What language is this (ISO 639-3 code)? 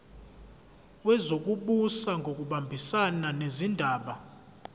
zul